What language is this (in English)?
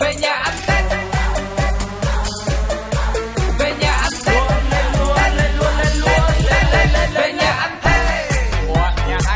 Vietnamese